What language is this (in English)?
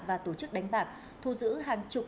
Vietnamese